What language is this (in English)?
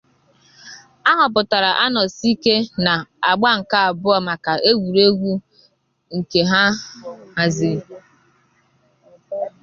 Igbo